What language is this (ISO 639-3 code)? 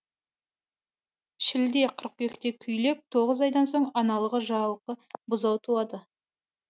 kaz